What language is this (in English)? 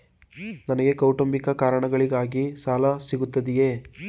Kannada